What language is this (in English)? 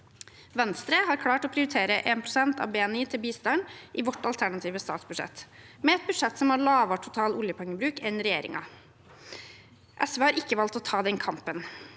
Norwegian